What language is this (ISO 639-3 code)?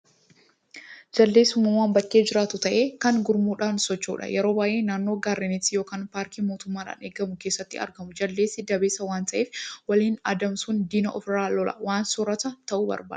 orm